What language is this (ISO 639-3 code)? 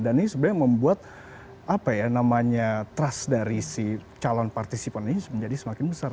ind